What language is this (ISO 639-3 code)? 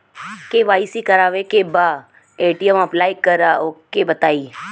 bho